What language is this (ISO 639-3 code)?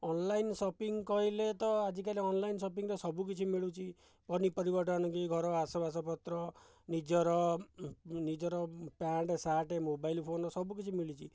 ori